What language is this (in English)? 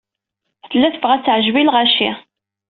Kabyle